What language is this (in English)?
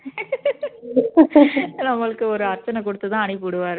Tamil